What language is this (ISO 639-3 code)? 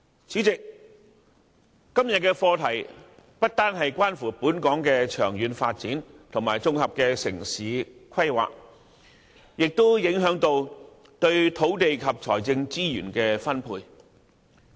yue